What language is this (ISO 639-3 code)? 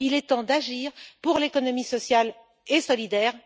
fra